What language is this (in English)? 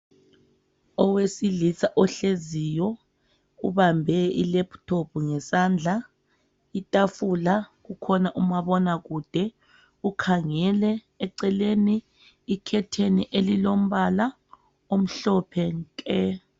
North Ndebele